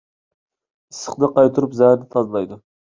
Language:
Uyghur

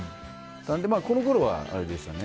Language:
Japanese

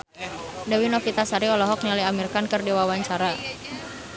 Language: Sundanese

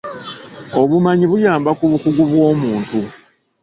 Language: Ganda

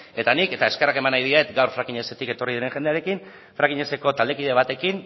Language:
Basque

